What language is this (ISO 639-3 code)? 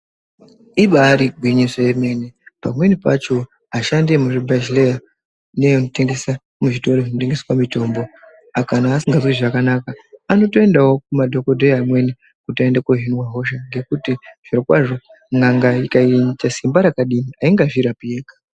ndc